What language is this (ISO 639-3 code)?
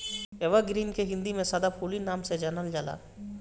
bho